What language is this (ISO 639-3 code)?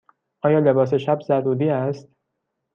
fas